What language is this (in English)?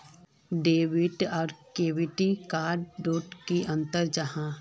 Magahi